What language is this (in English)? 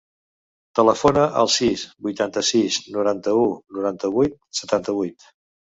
Catalan